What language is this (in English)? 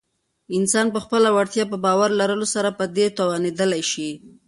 Pashto